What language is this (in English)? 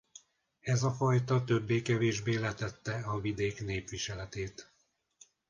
Hungarian